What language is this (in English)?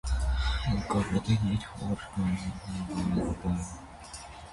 Armenian